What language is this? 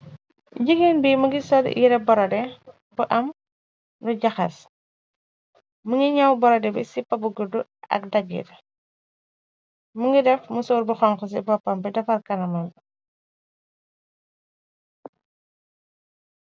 Wolof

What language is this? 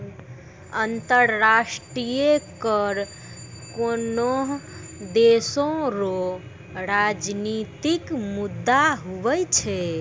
Maithili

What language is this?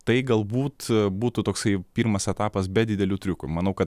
Lithuanian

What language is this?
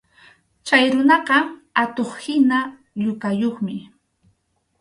Arequipa-La Unión Quechua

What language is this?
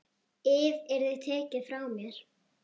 Icelandic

